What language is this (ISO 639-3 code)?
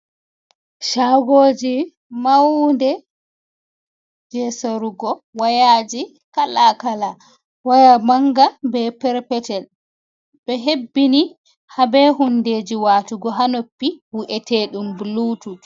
ful